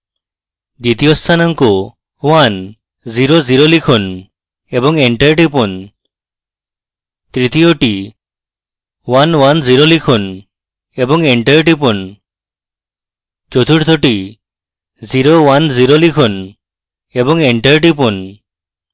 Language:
Bangla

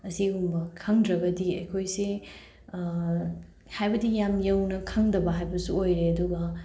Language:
Manipuri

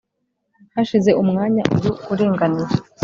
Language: Kinyarwanda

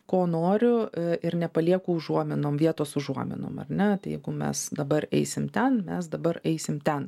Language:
Lithuanian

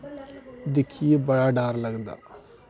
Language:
Dogri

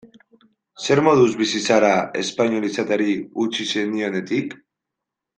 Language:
Basque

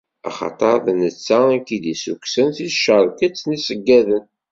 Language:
Kabyle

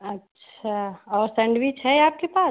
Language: Hindi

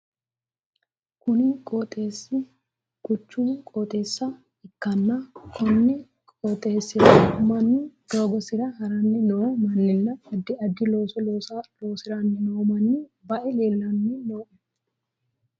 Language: Sidamo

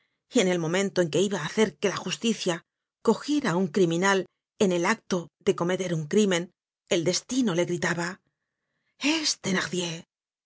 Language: Spanish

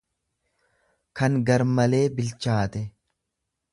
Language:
Oromo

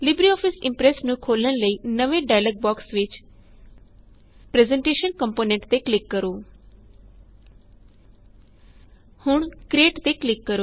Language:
Punjabi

